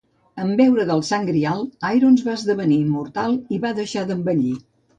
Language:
Catalan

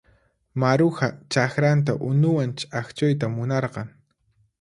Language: Puno Quechua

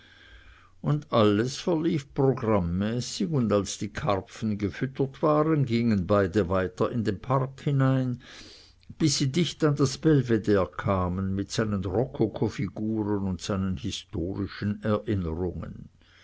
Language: German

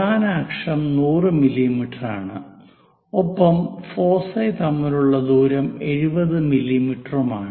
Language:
Malayalam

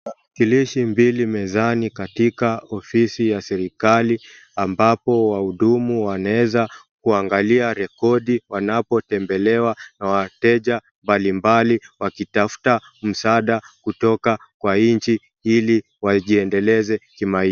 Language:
Swahili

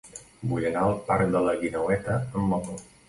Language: Catalan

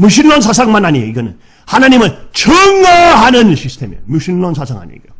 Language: Korean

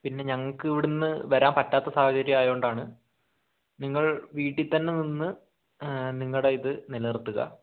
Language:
Malayalam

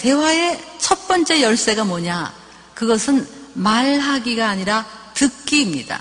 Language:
Korean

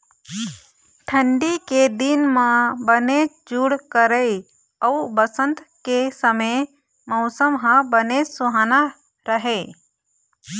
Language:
Chhattisgarhi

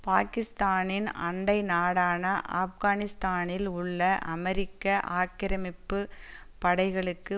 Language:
Tamil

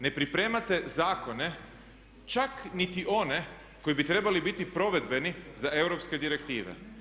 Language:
Croatian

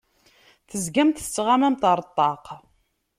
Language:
Kabyle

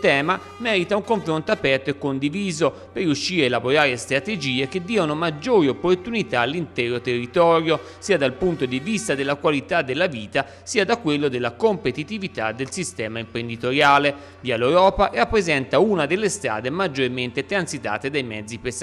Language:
Italian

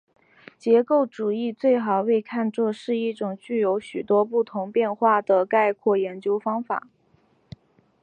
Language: Chinese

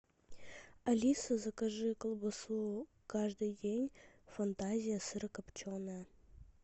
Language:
Russian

